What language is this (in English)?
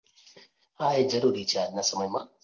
Gujarati